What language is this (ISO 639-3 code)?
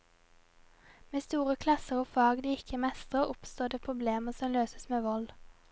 nor